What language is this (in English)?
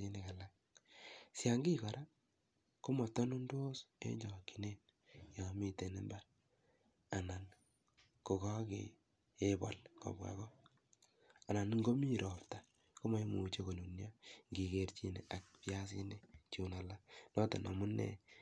Kalenjin